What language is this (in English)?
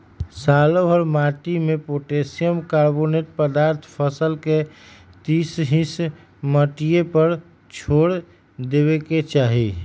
Magahi